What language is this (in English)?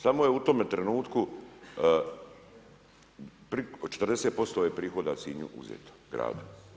Croatian